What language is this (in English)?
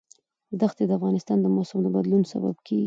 Pashto